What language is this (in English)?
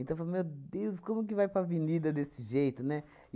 Portuguese